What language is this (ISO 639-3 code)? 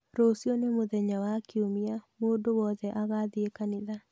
kik